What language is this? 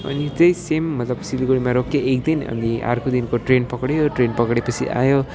Nepali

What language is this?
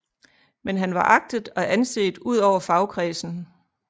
Danish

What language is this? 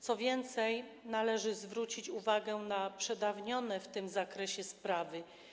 Polish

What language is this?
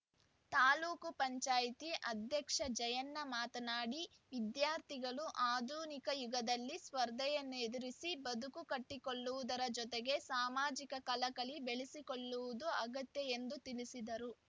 Kannada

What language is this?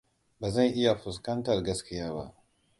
Hausa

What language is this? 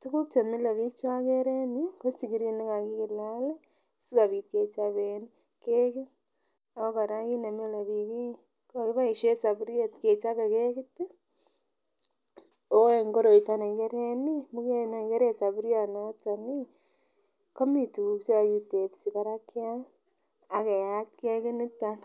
Kalenjin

